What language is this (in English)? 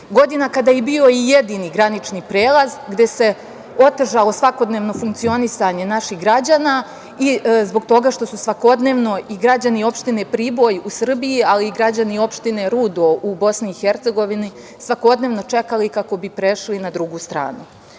Serbian